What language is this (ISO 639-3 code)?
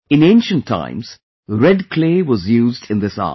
eng